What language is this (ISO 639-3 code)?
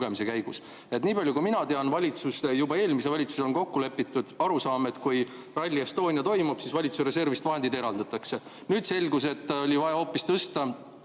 est